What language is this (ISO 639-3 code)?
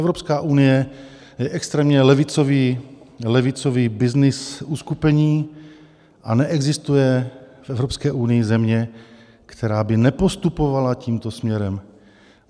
ces